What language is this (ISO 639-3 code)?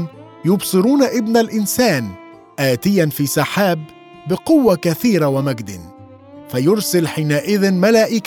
ara